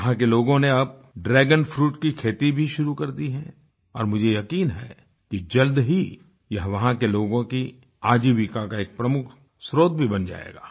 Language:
Hindi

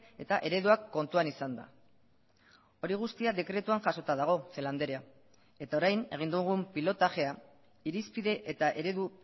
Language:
Basque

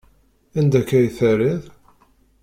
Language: Kabyle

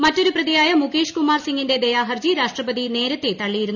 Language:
Malayalam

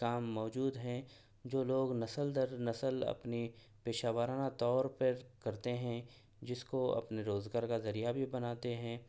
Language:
Urdu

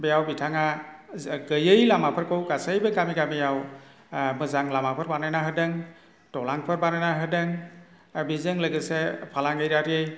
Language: Bodo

